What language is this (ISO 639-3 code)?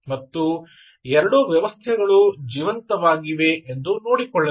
kan